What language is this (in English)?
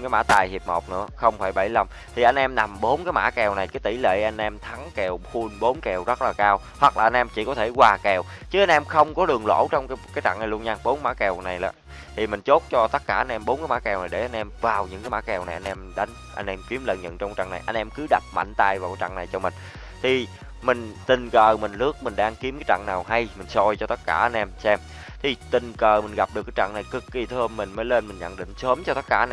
Vietnamese